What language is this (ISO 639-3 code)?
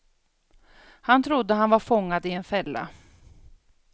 swe